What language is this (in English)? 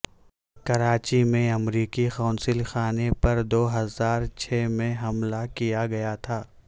Urdu